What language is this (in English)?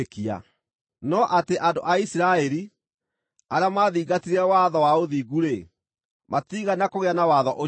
Kikuyu